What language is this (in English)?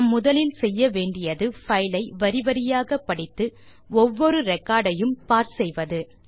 Tamil